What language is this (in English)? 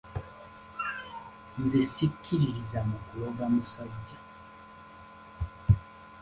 Ganda